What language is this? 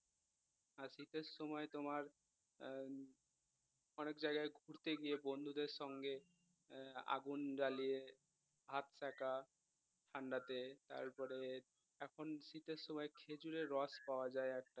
Bangla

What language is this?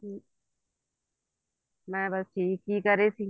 Punjabi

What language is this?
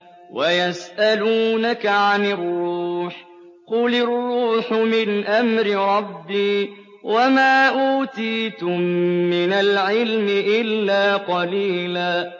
Arabic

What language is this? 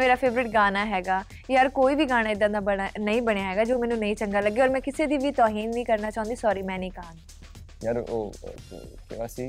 Punjabi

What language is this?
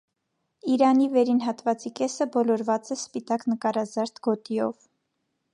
Armenian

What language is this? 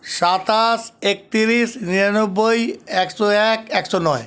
Bangla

